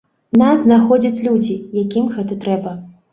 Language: Belarusian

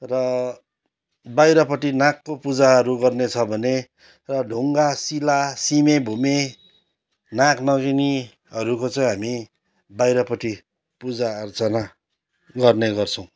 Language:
Nepali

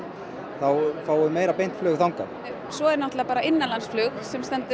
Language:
Icelandic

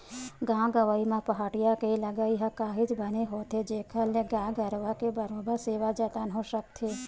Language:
Chhattisgarhi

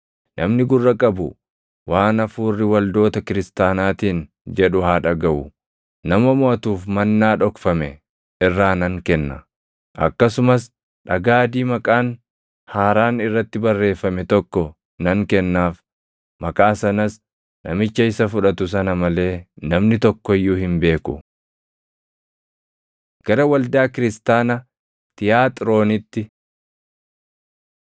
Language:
Oromo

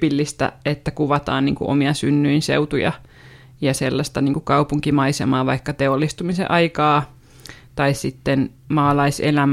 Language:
Finnish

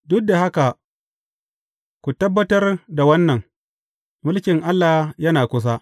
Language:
Hausa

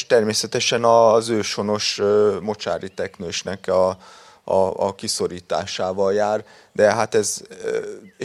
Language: Hungarian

